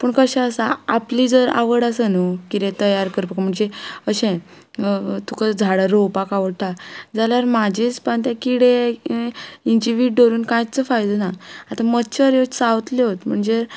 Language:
Konkani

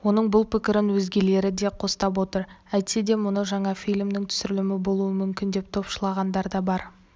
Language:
Kazakh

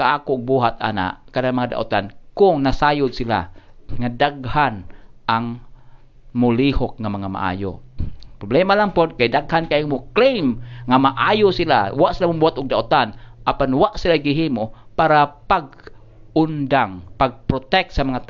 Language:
Filipino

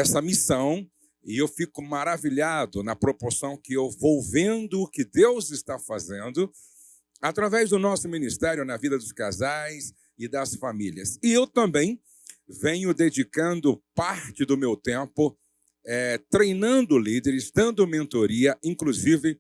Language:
Portuguese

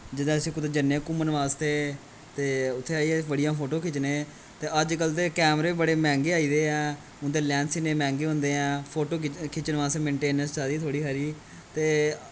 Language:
Dogri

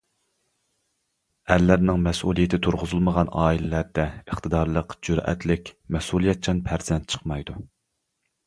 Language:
Uyghur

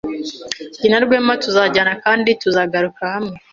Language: Kinyarwanda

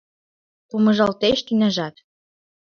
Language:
Mari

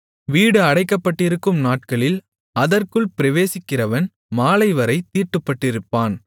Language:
Tamil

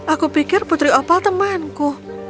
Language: Indonesian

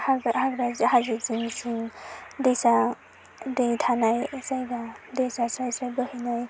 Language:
Bodo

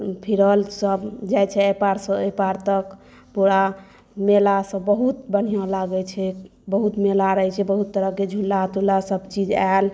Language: Maithili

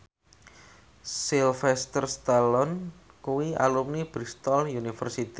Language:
Javanese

